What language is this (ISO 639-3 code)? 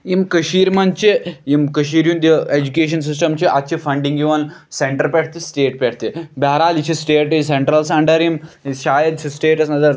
kas